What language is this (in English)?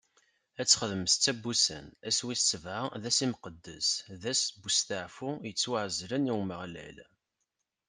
Kabyle